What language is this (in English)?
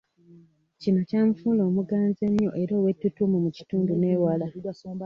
Ganda